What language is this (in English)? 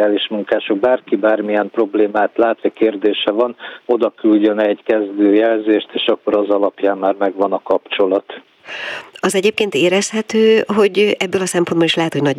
Hungarian